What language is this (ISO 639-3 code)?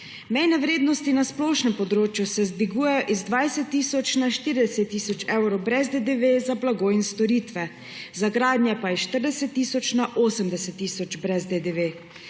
slv